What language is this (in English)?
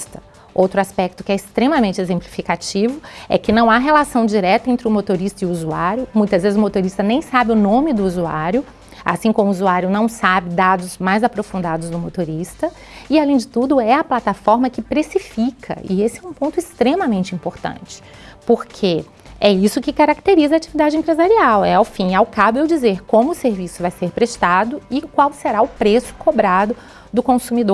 Portuguese